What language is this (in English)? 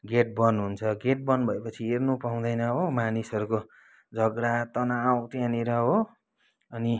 Nepali